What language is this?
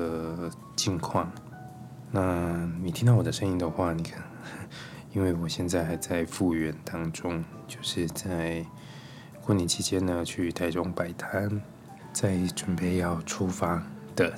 Chinese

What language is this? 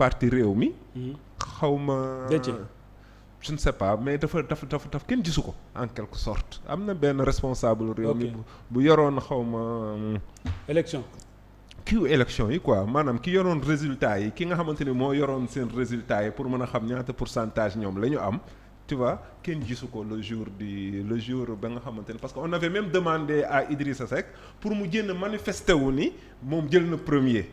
French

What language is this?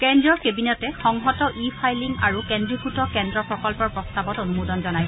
Assamese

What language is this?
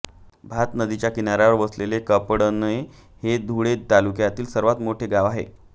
Marathi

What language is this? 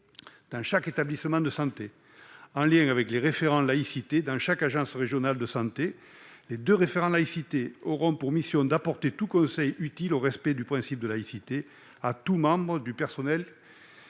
French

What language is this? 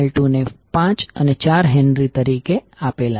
Gujarati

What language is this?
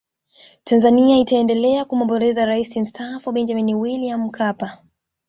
Swahili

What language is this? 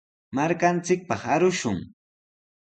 Sihuas Ancash Quechua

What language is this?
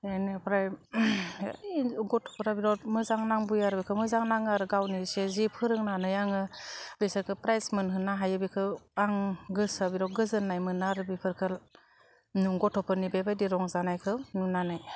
Bodo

